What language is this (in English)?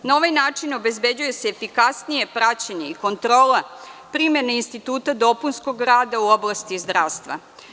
Serbian